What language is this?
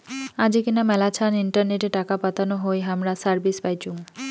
Bangla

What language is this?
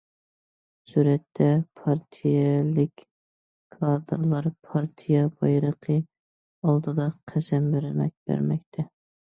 Uyghur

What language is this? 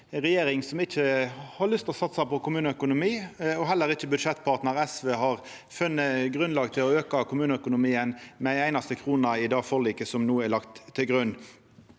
Norwegian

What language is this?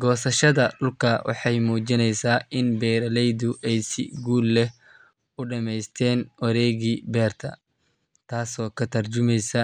Somali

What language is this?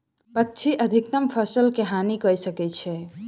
Maithili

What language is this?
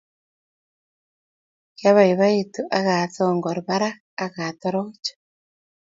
Kalenjin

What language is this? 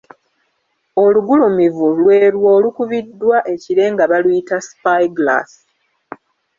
Ganda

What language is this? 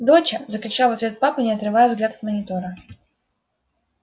Russian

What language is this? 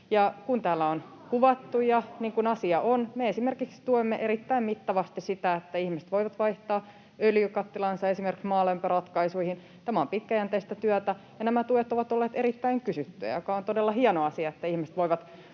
Finnish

